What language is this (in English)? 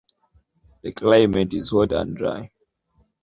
English